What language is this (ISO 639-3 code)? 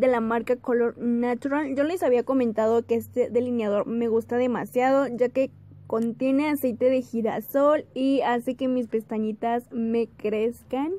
spa